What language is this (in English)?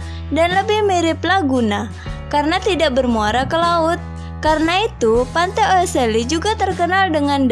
Indonesian